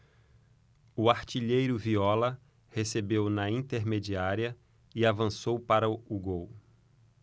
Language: Portuguese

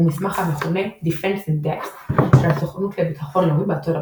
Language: Hebrew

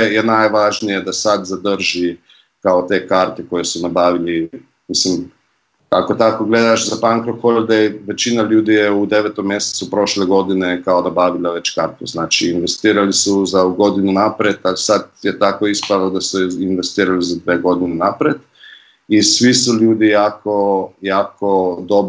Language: Croatian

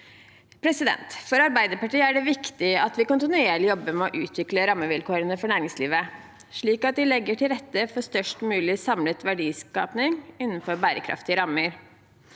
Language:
Norwegian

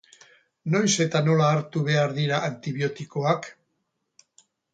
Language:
Basque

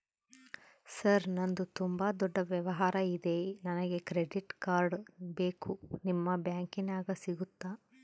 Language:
Kannada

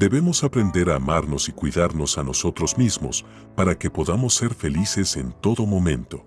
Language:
Spanish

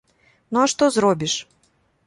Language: Belarusian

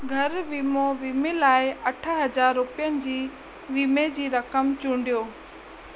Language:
Sindhi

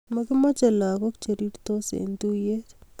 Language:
Kalenjin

